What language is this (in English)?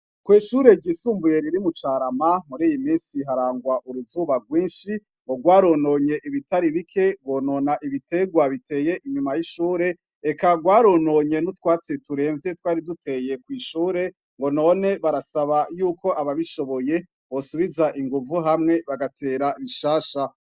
Rundi